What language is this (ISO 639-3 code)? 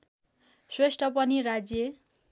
nep